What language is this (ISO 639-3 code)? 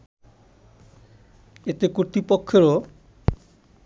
ben